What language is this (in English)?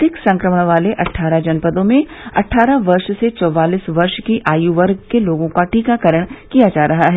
Hindi